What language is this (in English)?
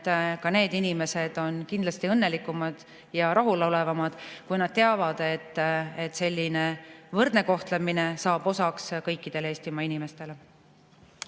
Estonian